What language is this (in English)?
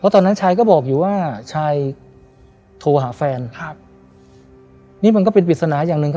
Thai